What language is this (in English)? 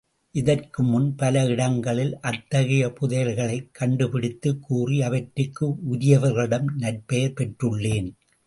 Tamil